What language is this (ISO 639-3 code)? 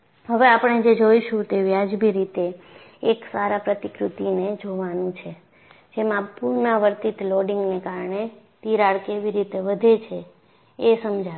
guj